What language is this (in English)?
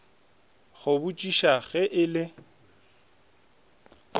Northern Sotho